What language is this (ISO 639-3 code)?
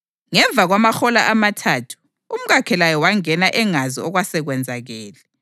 nde